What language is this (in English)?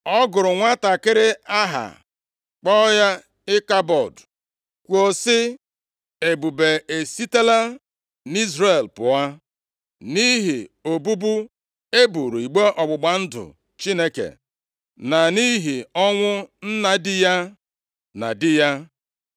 Igbo